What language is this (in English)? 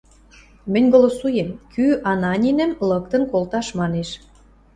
Western Mari